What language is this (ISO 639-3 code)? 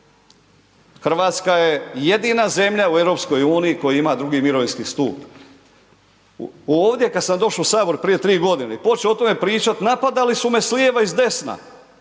hrv